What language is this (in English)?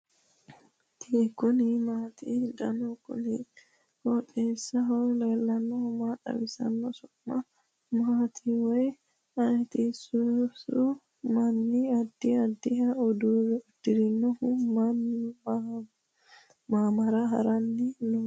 Sidamo